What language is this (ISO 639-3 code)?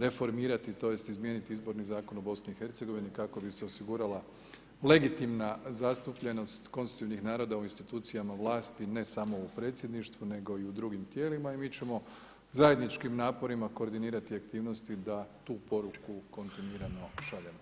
hrv